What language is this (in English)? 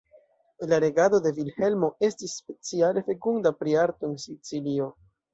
Esperanto